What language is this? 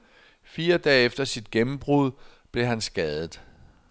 Danish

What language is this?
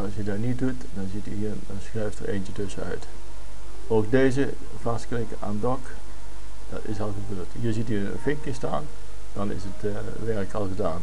Dutch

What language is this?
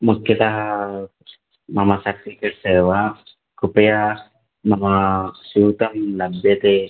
Sanskrit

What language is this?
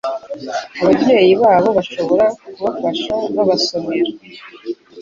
Kinyarwanda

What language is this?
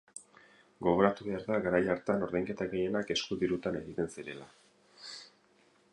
Basque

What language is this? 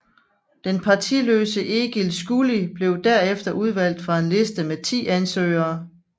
Danish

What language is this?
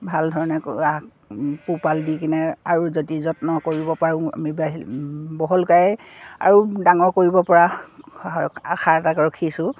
Assamese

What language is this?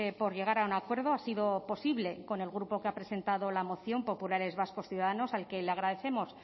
Spanish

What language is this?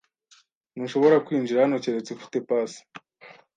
Kinyarwanda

